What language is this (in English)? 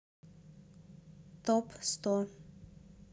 Russian